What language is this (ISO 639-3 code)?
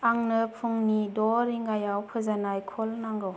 brx